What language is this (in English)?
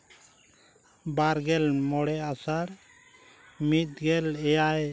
Santali